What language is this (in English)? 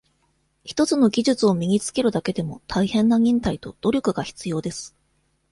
Japanese